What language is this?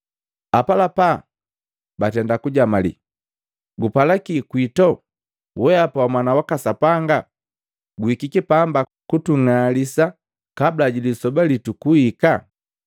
Matengo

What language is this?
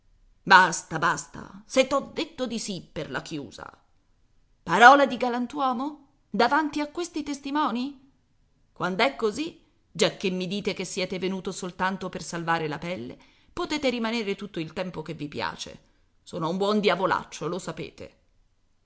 Italian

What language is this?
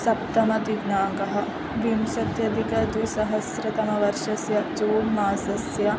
Sanskrit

